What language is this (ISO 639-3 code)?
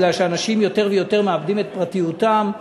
heb